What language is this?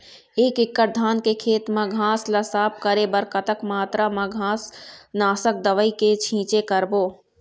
Chhattisgarhi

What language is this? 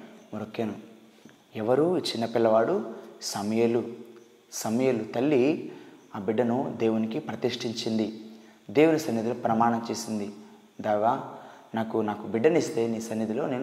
Telugu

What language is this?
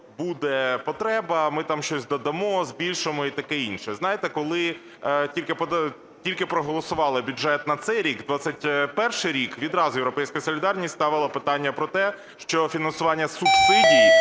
Ukrainian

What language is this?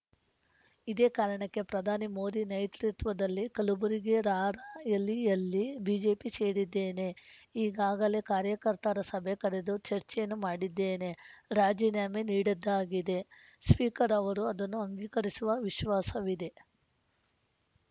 Kannada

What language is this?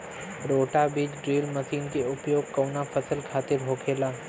Bhojpuri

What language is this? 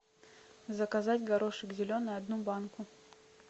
Russian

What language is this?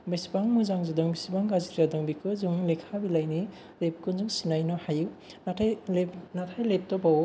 Bodo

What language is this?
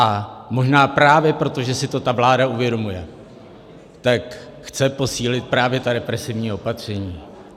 Czech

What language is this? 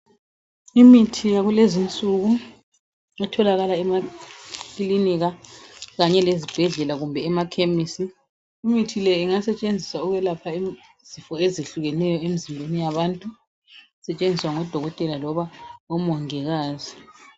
North Ndebele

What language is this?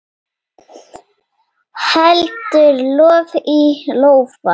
Icelandic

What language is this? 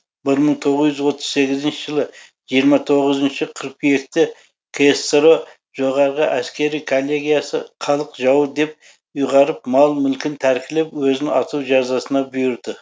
Kazakh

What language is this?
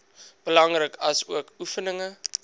Afrikaans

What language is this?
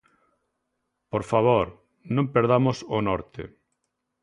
Galician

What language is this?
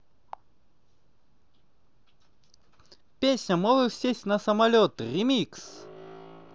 Russian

